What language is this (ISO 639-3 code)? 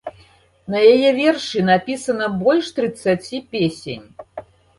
bel